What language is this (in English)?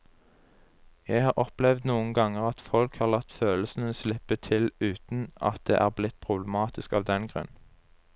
Norwegian